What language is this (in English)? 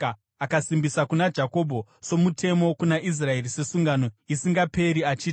Shona